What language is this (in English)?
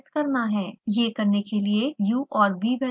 Hindi